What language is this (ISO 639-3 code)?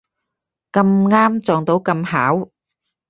yue